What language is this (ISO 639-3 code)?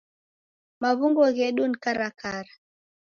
dav